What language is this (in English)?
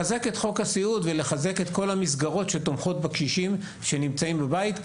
Hebrew